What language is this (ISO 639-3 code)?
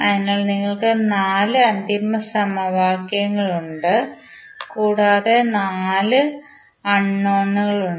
mal